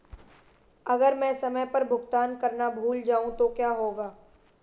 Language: Hindi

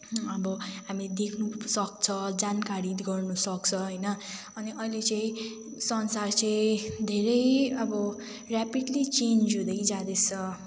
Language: Nepali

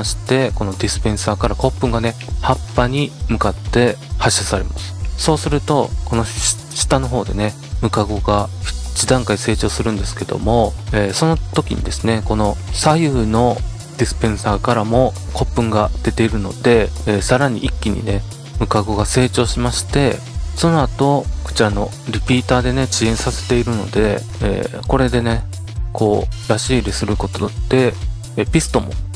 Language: Japanese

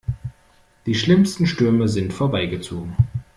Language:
German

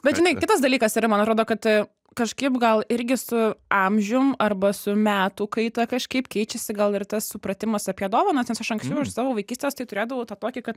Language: Lithuanian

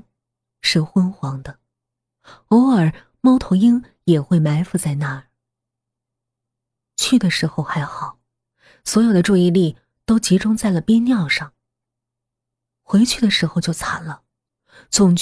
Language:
Chinese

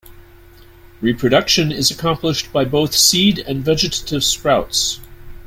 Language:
English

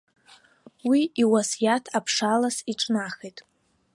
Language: Abkhazian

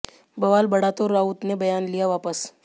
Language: Hindi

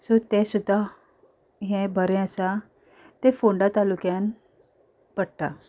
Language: Konkani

